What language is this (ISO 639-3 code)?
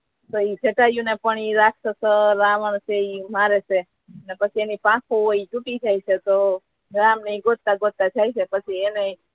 guj